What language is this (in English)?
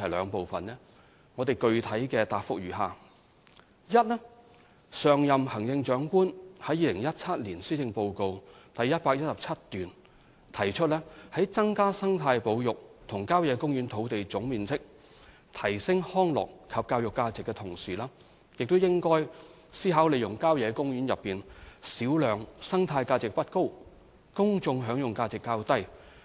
Cantonese